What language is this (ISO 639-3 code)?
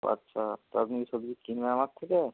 ben